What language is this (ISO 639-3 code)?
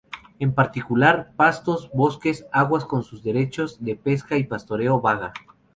spa